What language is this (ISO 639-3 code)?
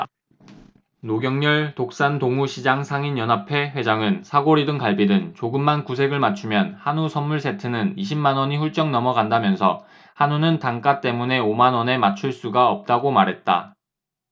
kor